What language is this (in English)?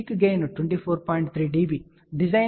Telugu